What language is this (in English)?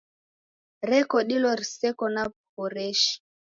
Taita